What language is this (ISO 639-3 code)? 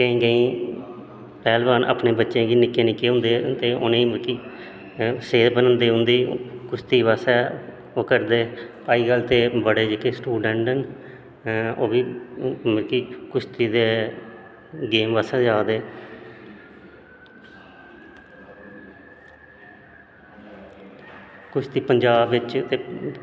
doi